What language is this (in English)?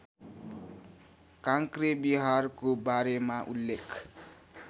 Nepali